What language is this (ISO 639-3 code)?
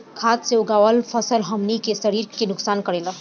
bho